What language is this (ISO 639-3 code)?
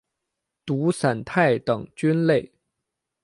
zho